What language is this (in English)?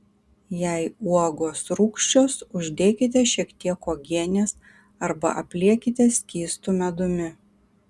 Lithuanian